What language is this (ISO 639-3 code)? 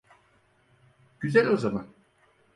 tur